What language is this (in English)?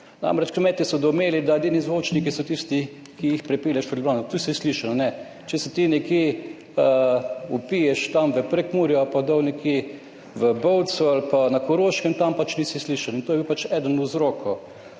Slovenian